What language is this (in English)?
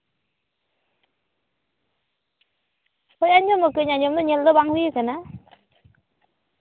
Santali